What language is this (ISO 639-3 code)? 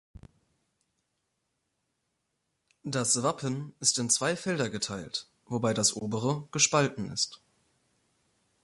deu